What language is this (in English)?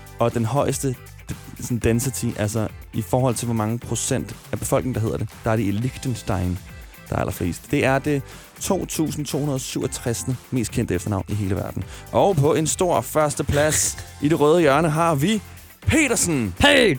Danish